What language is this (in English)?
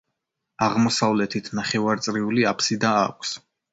Georgian